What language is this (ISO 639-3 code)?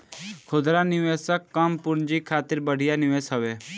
bho